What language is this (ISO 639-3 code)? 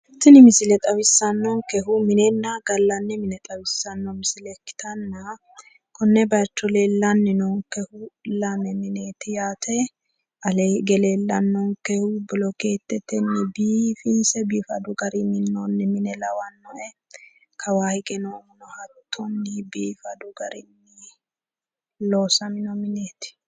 sid